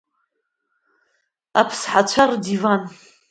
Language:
Abkhazian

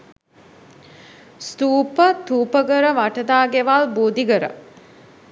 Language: Sinhala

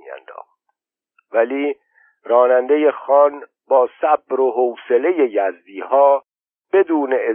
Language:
Persian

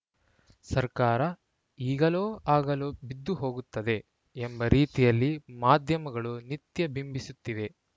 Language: Kannada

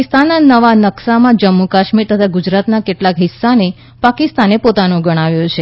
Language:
Gujarati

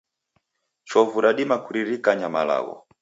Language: Taita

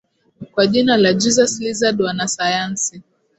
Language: Swahili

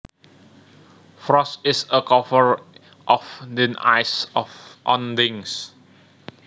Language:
Javanese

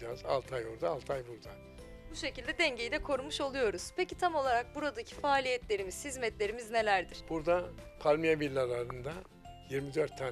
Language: Turkish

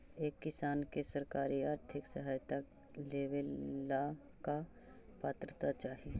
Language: Magahi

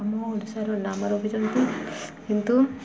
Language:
Odia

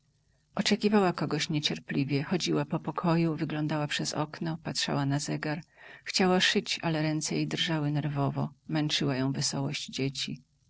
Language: Polish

